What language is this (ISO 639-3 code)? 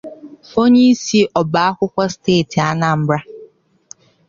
ibo